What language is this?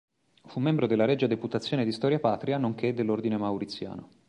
Italian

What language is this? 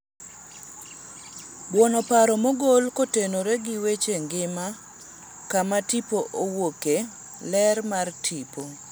Luo (Kenya and Tanzania)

